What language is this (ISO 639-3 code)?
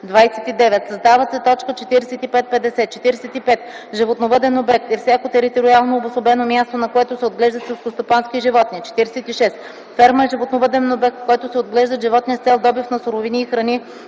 bul